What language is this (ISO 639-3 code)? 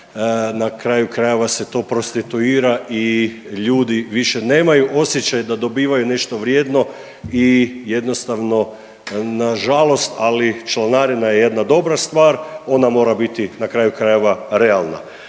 hrv